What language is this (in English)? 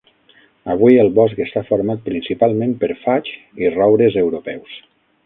Catalan